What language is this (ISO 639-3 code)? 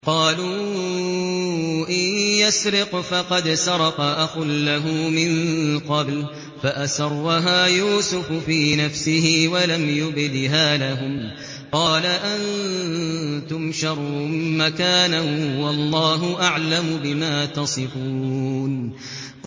ara